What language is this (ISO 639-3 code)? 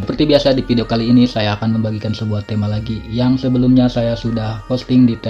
ind